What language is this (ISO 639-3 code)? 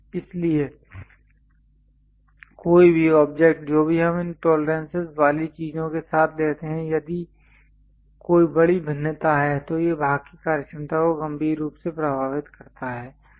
hin